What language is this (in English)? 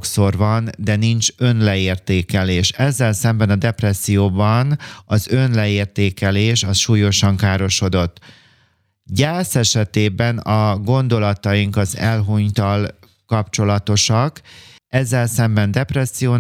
Hungarian